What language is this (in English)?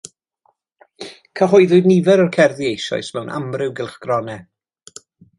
Welsh